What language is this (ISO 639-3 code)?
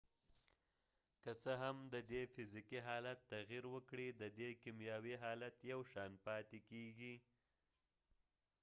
pus